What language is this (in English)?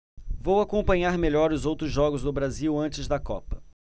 Portuguese